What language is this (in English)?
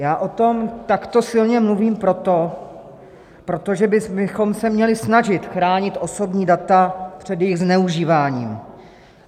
Czech